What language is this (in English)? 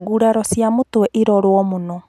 Kikuyu